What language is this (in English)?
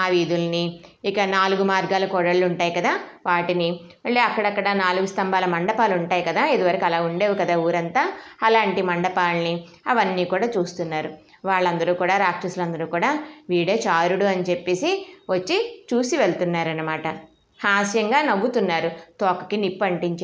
Telugu